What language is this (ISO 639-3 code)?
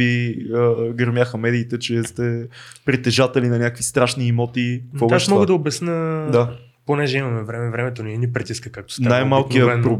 bul